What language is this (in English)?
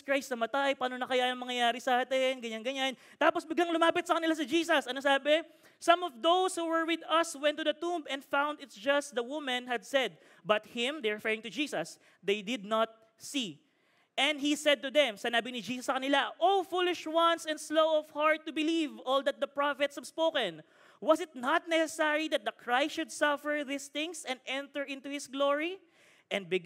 Filipino